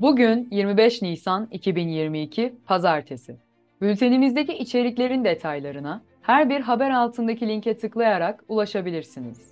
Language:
Turkish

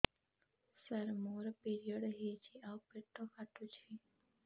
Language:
Odia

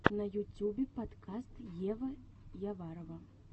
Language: Russian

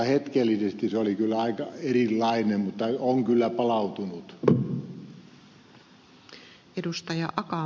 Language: Finnish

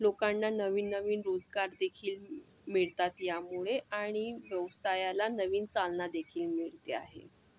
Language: Marathi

